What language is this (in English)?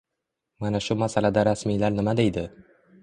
Uzbek